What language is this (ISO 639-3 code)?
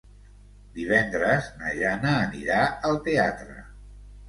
cat